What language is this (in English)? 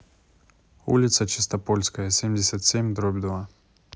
Russian